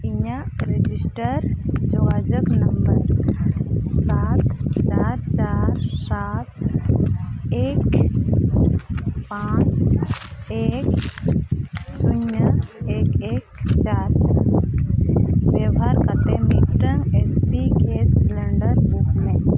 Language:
Santali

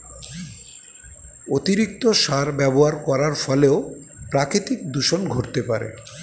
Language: Bangla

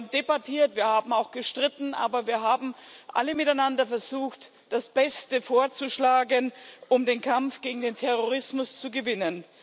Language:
German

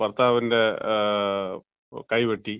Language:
Malayalam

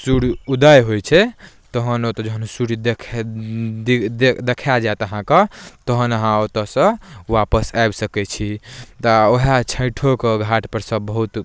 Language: Maithili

